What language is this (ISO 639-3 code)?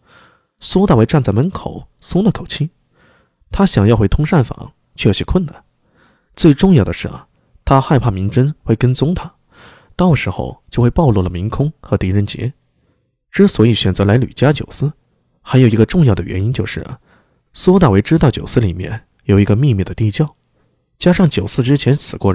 zho